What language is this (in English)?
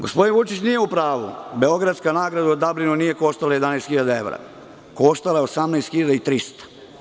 Serbian